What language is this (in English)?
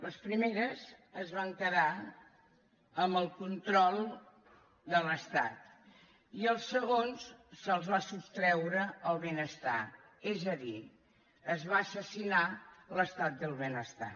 Catalan